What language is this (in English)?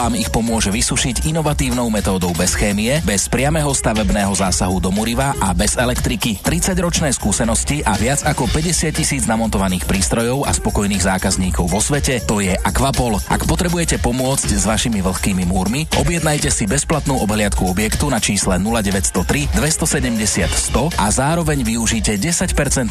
Slovak